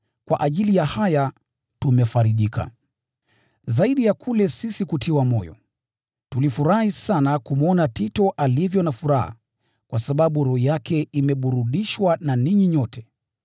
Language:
Swahili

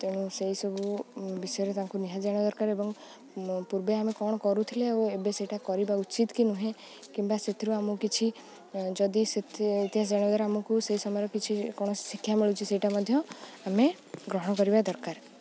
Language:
Odia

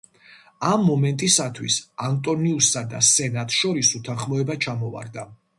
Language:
Georgian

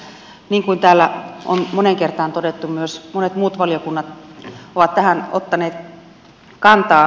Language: Finnish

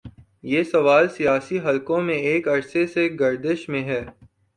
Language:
Urdu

